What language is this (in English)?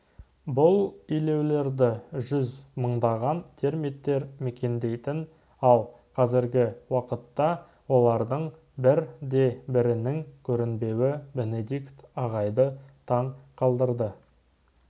Kazakh